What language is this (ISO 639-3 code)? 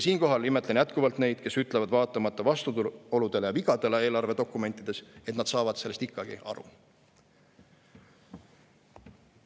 est